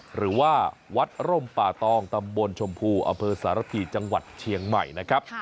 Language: Thai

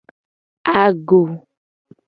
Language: Gen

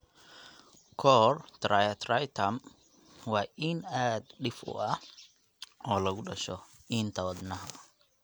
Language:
Somali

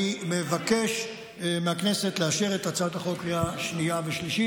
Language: Hebrew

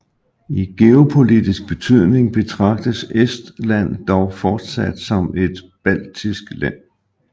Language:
Danish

